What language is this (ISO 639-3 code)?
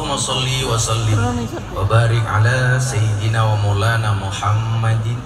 ind